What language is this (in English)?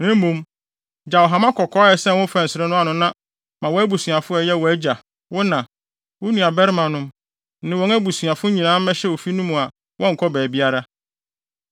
Akan